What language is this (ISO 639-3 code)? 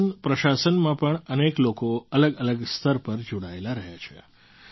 guj